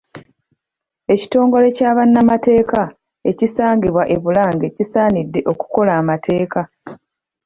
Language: Ganda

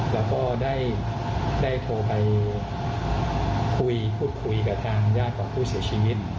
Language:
Thai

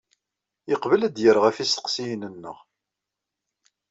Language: Kabyle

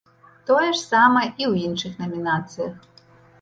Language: Belarusian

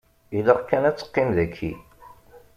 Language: Kabyle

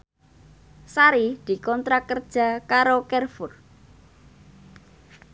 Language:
Javanese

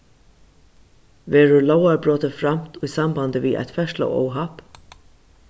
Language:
Faroese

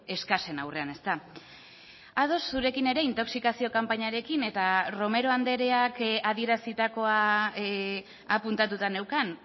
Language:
Basque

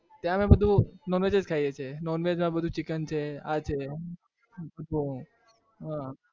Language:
Gujarati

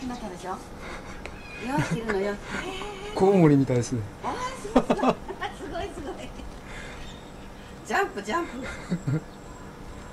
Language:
Japanese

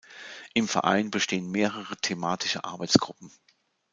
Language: German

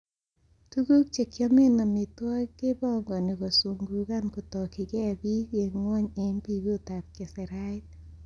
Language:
Kalenjin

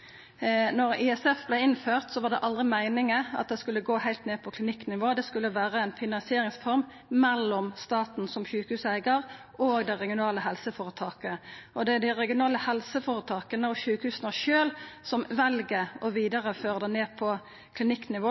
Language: Norwegian Nynorsk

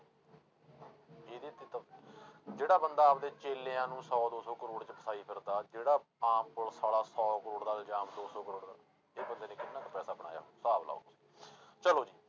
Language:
Punjabi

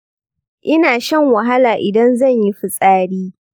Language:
Hausa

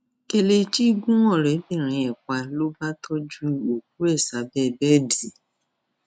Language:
Yoruba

